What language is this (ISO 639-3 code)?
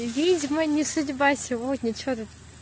rus